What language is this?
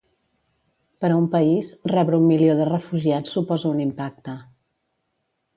Catalan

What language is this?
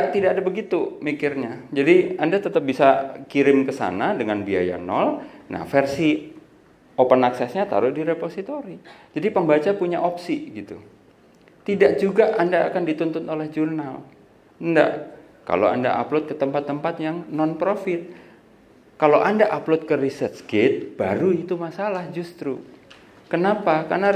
Indonesian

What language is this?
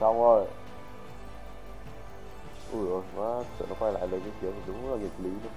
Vietnamese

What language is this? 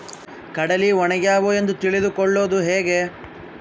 Kannada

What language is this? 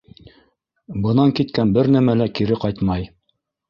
Bashkir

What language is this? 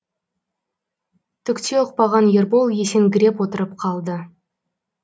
Kazakh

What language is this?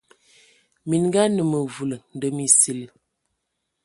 Ewondo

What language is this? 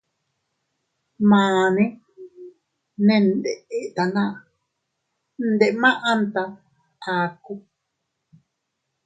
Teutila Cuicatec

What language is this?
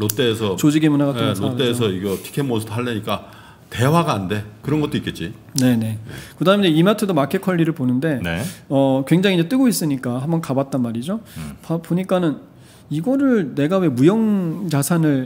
Korean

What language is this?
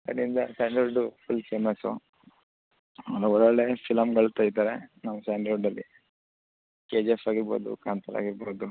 Kannada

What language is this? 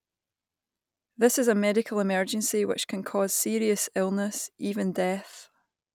English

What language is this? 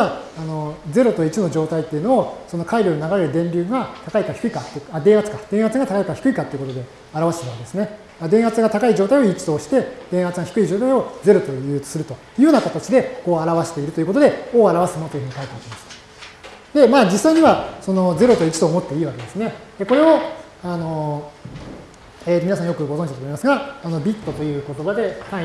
Japanese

